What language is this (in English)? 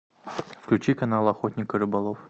Russian